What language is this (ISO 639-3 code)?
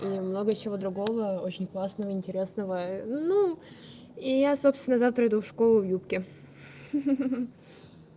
rus